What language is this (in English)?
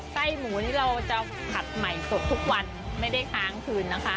Thai